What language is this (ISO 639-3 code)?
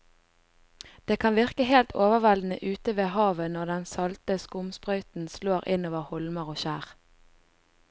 nor